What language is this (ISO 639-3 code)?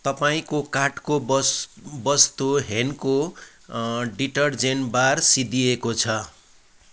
nep